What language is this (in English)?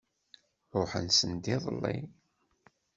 Kabyle